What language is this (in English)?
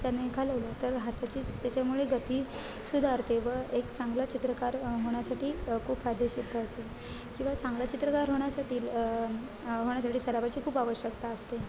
Marathi